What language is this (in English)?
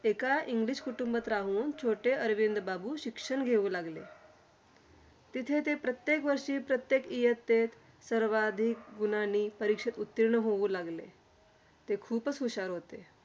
Marathi